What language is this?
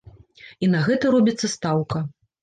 Belarusian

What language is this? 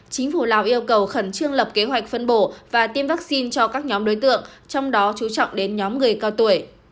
Vietnamese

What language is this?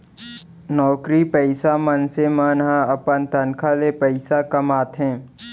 Chhattisgarhi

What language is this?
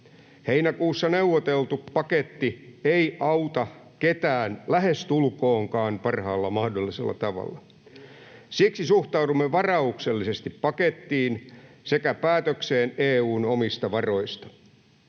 Finnish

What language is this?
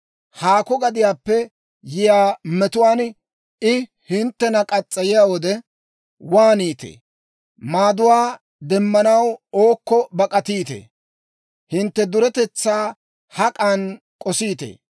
Dawro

